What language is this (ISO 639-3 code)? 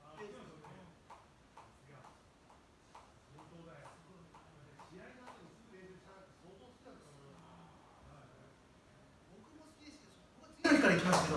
jpn